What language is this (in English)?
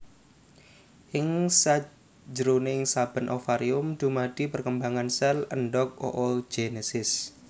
Javanese